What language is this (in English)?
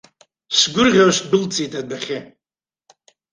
Abkhazian